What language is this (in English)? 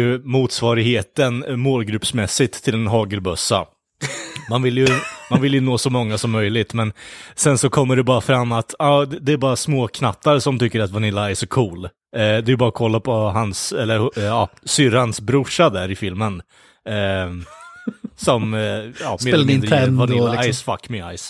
Swedish